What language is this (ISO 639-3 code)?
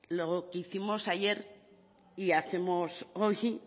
spa